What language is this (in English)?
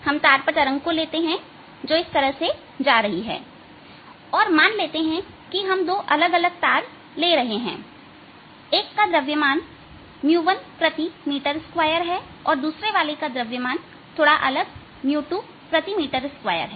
Hindi